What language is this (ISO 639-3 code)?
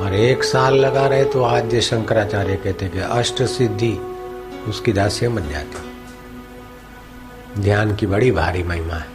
hin